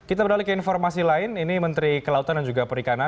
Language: Indonesian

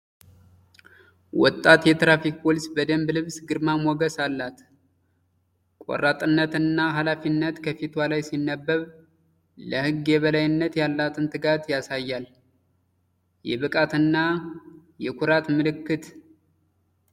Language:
Amharic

